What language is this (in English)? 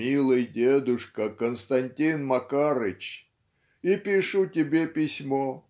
Russian